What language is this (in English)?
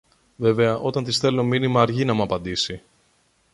Greek